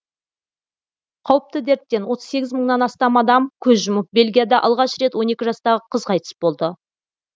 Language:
Kazakh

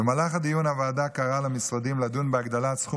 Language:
Hebrew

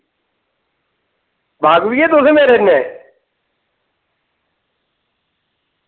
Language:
Dogri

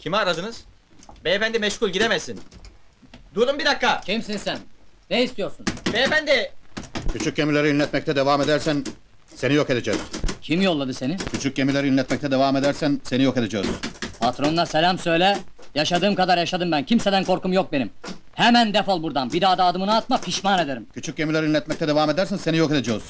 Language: Turkish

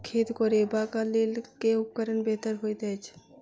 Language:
Maithili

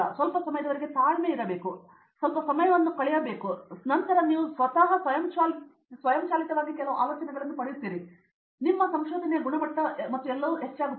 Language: Kannada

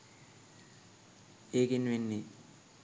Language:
Sinhala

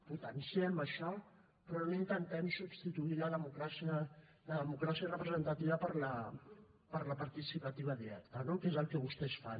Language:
Catalan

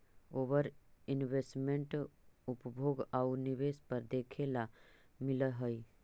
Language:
Magahi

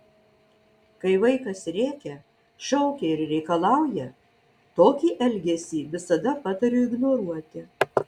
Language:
Lithuanian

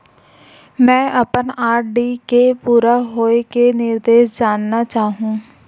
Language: Chhattisgarhi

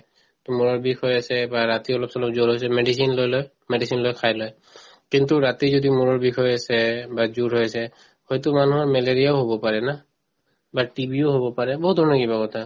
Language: Assamese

